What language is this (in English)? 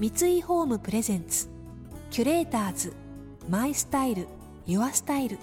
Japanese